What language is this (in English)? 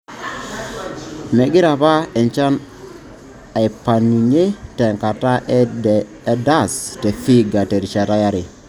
Masai